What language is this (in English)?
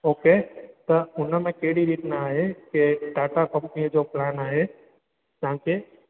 Sindhi